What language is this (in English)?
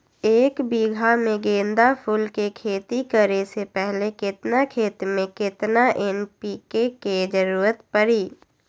Magahi